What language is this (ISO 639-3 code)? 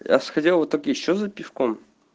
rus